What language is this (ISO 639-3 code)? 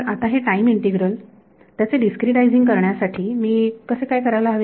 mar